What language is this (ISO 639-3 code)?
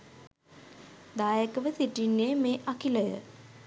sin